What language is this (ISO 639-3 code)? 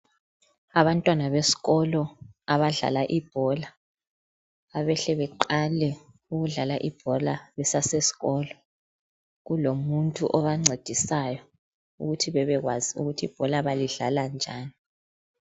nde